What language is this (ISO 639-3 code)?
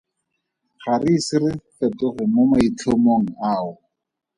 tsn